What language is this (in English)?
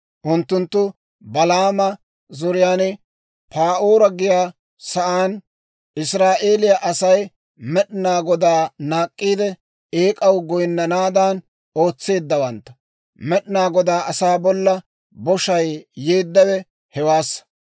Dawro